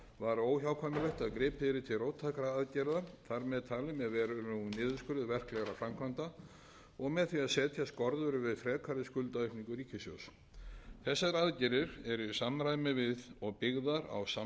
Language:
Icelandic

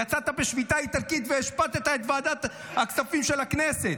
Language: Hebrew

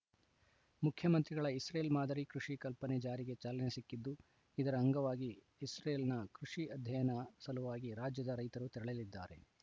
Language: Kannada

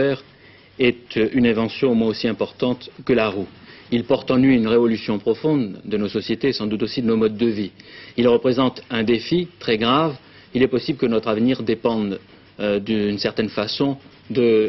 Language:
French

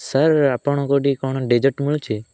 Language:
Odia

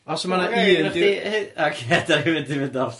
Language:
Welsh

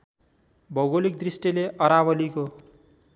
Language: Nepali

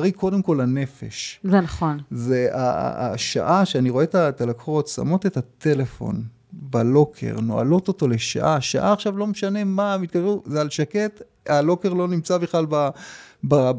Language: Hebrew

